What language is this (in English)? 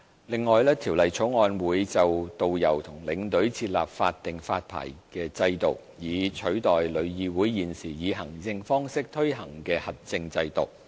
Cantonese